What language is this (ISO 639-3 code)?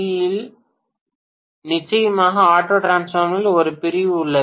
tam